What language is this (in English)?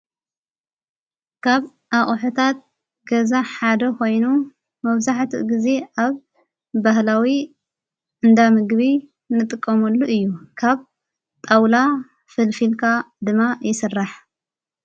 Tigrinya